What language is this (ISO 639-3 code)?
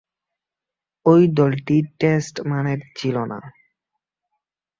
ben